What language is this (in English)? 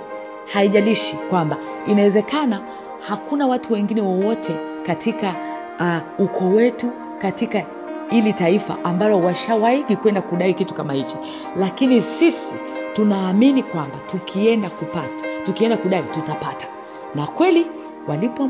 Swahili